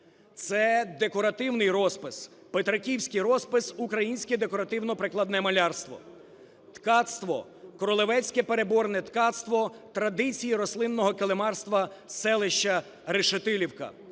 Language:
Ukrainian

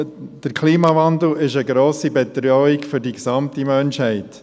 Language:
Swiss German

